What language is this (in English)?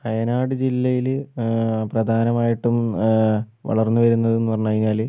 Malayalam